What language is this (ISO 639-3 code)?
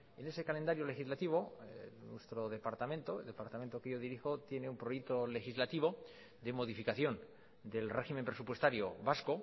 spa